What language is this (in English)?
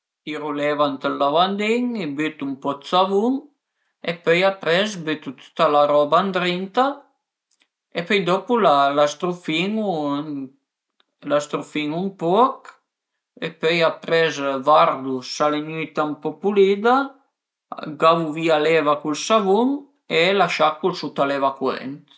Piedmontese